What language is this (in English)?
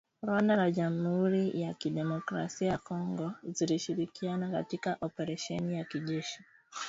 Swahili